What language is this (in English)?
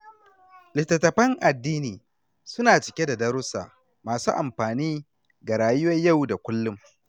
Hausa